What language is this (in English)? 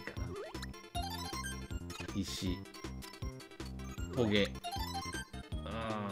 Japanese